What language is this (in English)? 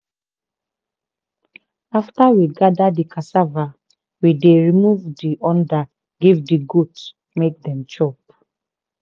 Nigerian Pidgin